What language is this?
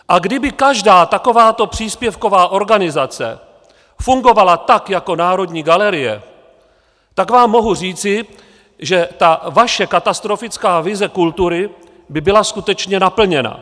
Czech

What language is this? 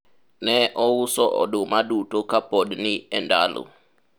Luo (Kenya and Tanzania)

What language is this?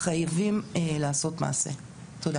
Hebrew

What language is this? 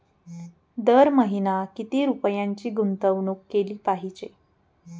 Marathi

